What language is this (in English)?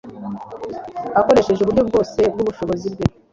Kinyarwanda